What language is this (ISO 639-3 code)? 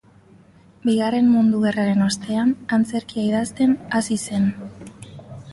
eus